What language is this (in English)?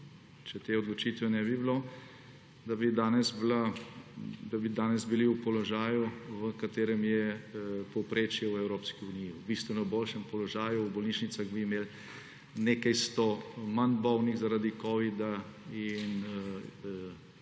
Slovenian